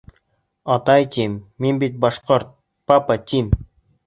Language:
Bashkir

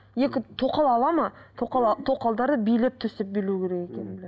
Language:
Kazakh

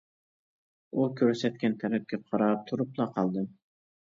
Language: Uyghur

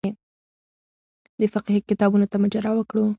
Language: Pashto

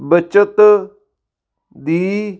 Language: Punjabi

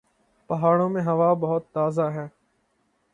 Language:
Urdu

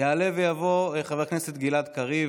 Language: Hebrew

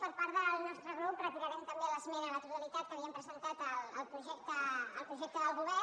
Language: Catalan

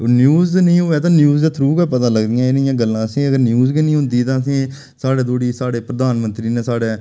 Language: Dogri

